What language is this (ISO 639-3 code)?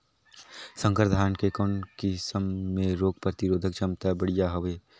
hne